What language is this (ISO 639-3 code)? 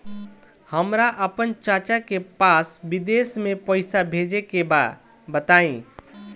bho